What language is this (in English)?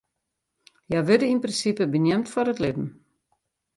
Western Frisian